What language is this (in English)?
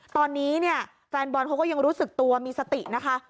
Thai